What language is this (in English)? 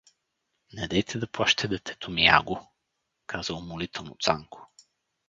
Bulgarian